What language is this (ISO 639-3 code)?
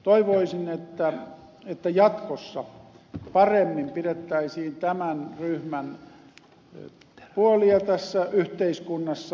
fin